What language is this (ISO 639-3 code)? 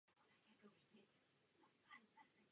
ces